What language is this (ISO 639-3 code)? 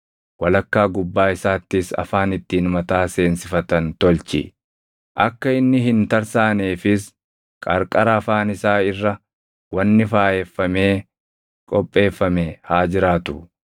orm